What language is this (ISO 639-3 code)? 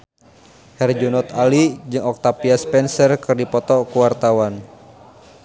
sun